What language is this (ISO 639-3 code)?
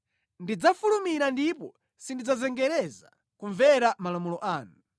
nya